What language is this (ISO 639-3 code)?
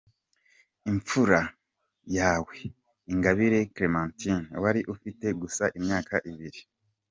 kin